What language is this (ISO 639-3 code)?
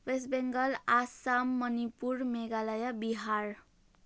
nep